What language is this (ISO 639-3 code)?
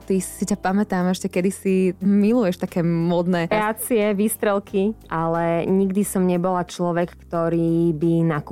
slk